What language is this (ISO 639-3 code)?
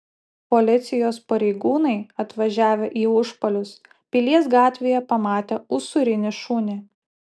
lit